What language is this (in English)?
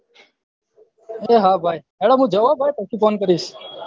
Gujarati